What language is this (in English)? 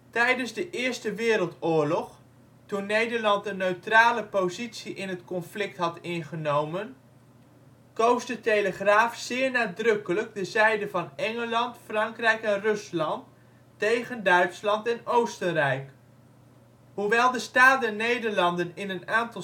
Dutch